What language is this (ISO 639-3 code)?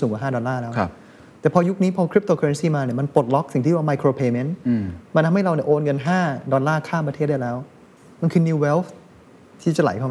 tha